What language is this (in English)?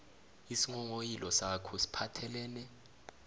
South Ndebele